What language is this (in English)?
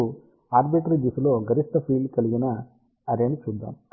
Telugu